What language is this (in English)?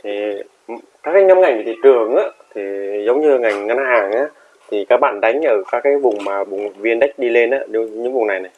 Vietnamese